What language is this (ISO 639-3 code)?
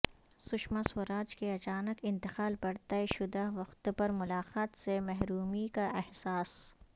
urd